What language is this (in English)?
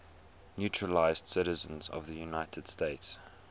English